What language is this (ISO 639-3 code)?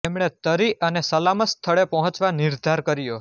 guj